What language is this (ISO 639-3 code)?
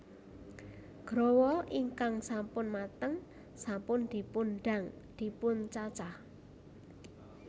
jav